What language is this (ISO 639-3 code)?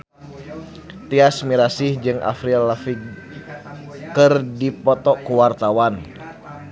sun